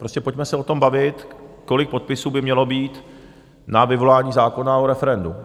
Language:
Czech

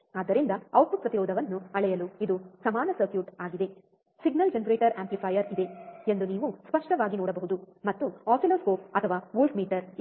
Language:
Kannada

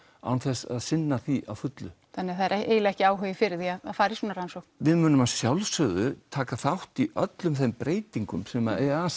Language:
Icelandic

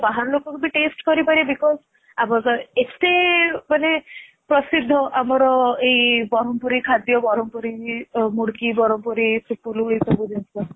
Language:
Odia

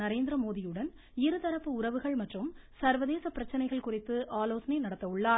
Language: Tamil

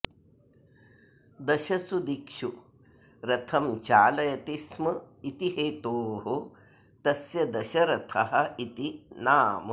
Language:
Sanskrit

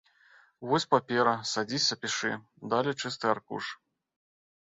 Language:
Belarusian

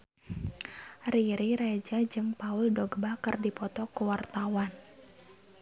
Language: Sundanese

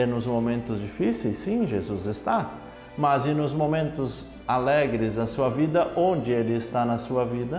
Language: Portuguese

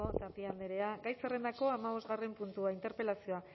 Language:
Basque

